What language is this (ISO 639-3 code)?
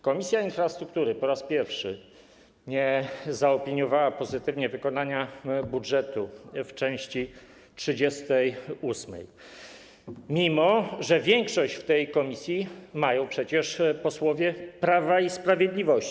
pol